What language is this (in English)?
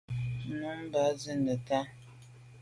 Medumba